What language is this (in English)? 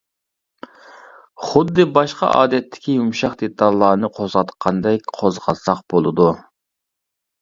Uyghur